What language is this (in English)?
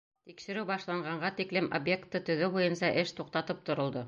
Bashkir